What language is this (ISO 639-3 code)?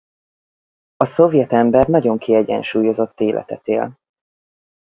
hun